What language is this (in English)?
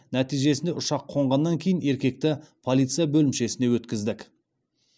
Kazakh